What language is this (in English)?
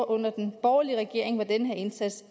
Danish